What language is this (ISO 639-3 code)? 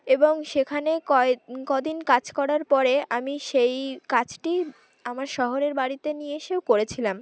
ben